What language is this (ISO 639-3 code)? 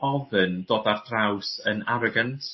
cym